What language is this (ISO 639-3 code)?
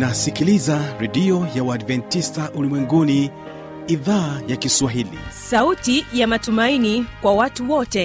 swa